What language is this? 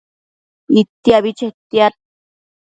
Matsés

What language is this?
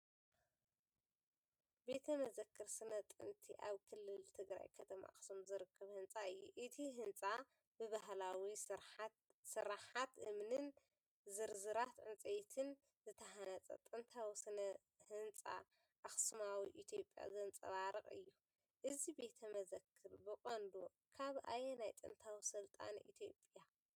Tigrinya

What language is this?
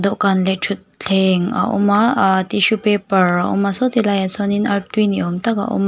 Mizo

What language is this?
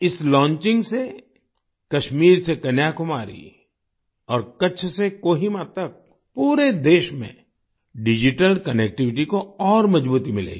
Hindi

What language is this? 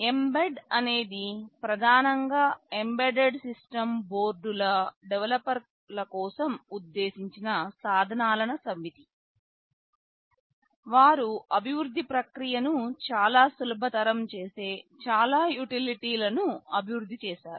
Telugu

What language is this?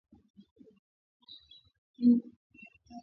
Swahili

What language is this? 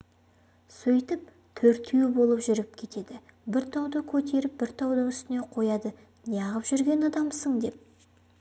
Kazakh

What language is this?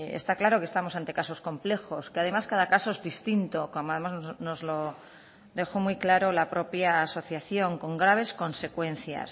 Spanish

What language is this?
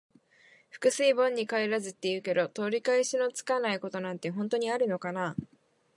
Japanese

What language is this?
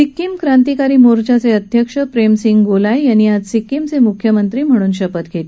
Marathi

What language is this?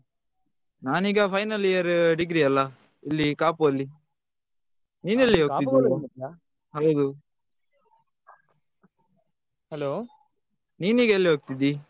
Kannada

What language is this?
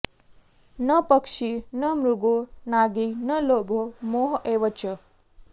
Sanskrit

